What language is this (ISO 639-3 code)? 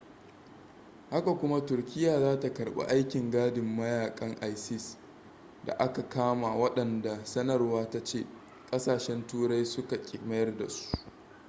hau